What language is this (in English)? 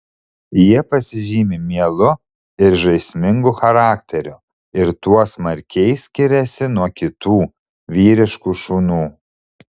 Lithuanian